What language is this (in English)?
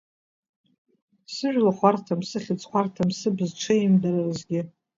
Abkhazian